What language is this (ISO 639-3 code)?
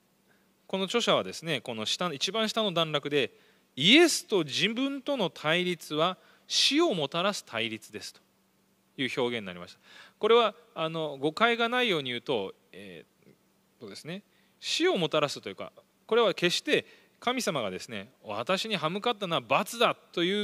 jpn